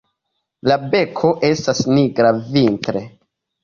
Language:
Esperanto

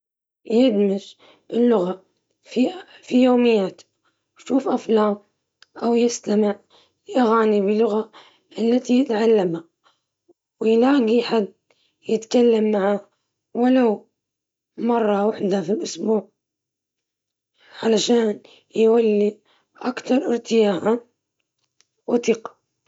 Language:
Libyan Arabic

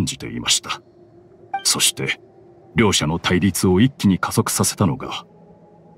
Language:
Japanese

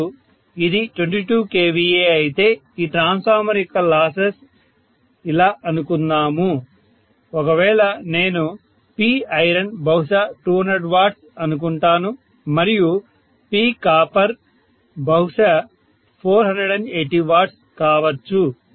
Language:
Telugu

